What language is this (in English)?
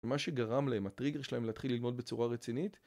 Hebrew